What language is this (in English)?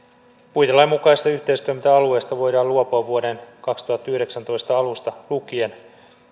Finnish